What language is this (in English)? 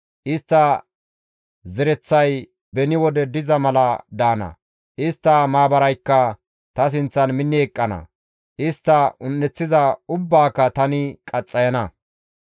Gamo